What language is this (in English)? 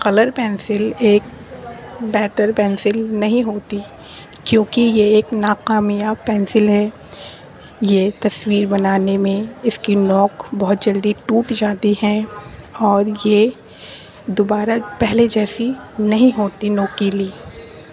Urdu